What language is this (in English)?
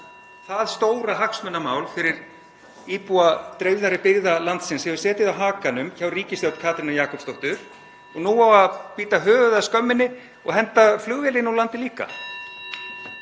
Icelandic